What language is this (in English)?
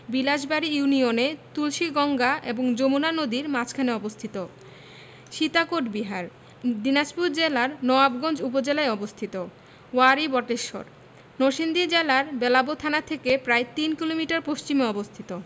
Bangla